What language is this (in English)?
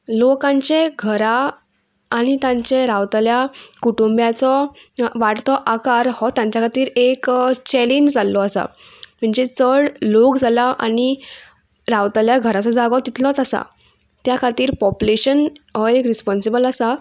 Konkani